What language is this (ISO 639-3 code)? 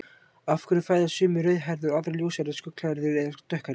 isl